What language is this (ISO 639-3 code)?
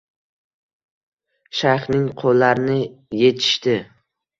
uzb